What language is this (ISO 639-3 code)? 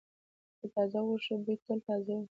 pus